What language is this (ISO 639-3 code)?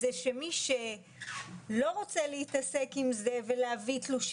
heb